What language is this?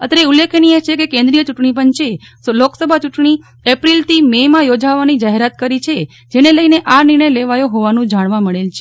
Gujarati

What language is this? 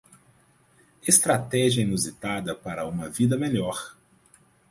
Portuguese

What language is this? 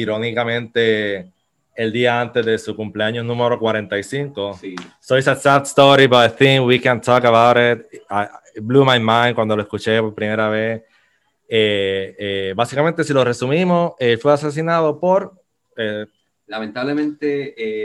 Spanish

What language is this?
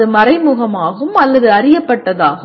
Tamil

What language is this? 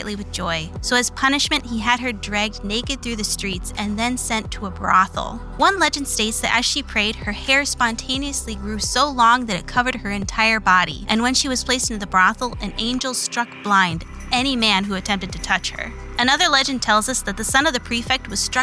English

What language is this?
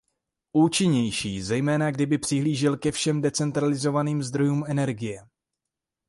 Czech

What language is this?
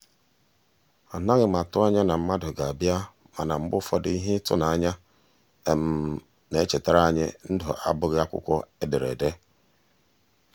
Igbo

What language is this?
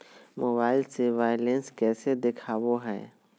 Magahi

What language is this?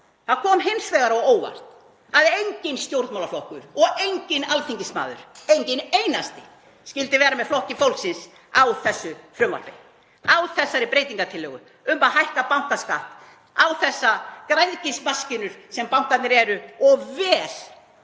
Icelandic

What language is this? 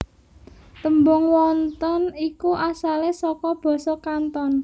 Javanese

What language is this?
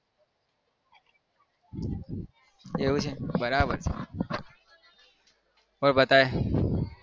Gujarati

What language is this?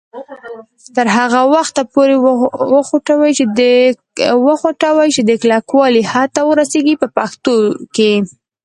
Pashto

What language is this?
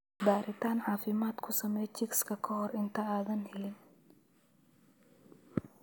Somali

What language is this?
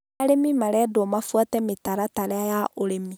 Kikuyu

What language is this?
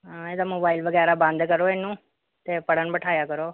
Punjabi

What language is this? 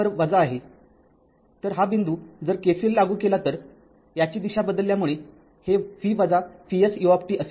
Marathi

